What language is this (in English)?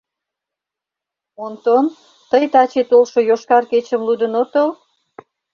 Mari